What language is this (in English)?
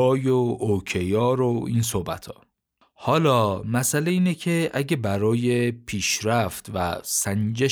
Persian